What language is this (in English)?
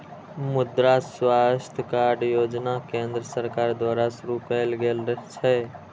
Maithili